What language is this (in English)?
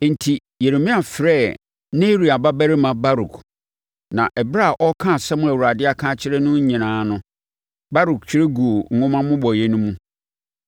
Akan